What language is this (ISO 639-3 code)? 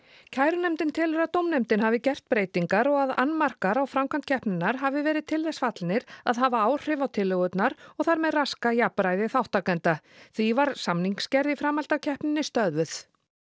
isl